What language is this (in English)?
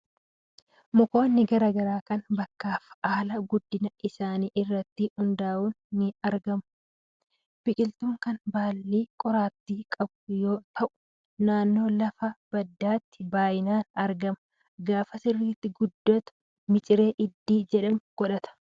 Oromo